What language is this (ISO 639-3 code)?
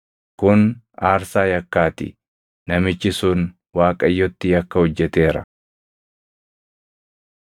orm